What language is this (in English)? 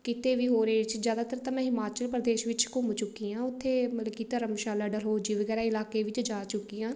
Punjabi